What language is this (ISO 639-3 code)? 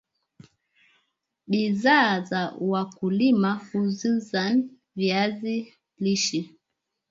swa